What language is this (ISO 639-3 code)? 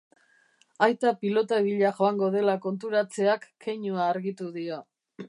eus